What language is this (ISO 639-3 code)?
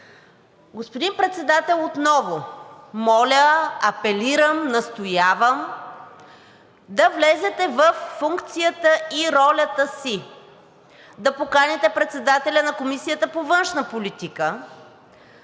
bul